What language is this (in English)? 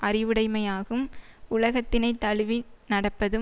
Tamil